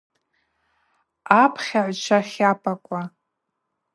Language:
Abaza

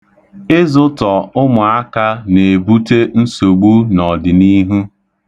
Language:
Igbo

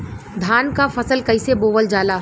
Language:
Bhojpuri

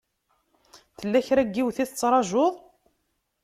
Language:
Kabyle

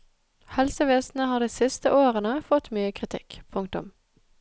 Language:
Norwegian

